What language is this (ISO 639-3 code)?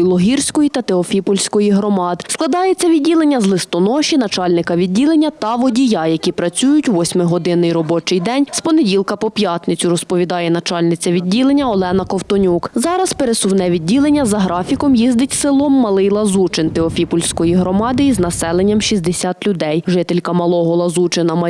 ukr